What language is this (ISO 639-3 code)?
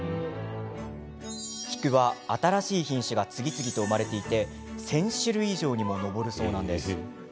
jpn